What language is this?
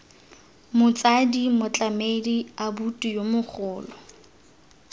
Tswana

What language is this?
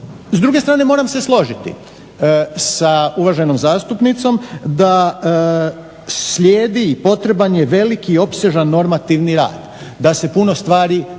Croatian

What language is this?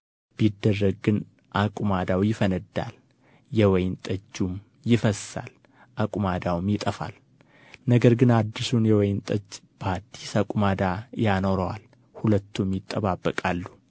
Amharic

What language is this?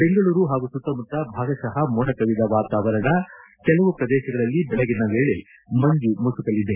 Kannada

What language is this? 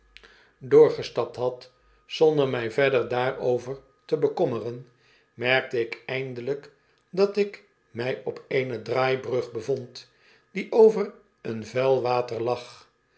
Dutch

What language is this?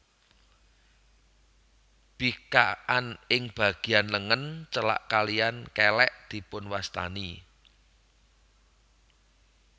Javanese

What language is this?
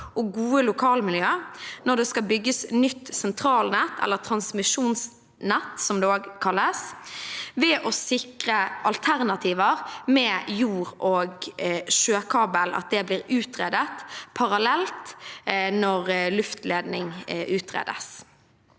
Norwegian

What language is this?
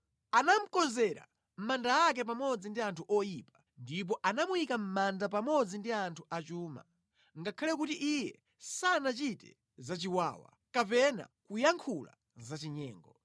Nyanja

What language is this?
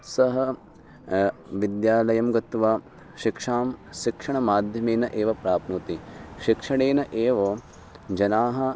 Sanskrit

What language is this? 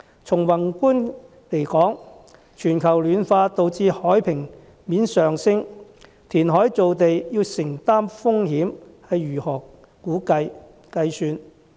Cantonese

